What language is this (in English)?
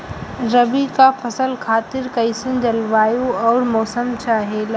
Bhojpuri